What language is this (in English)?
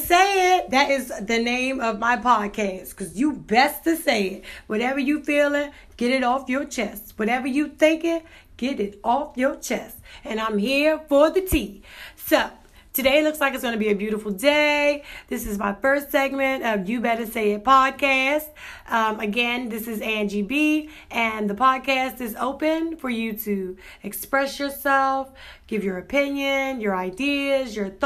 English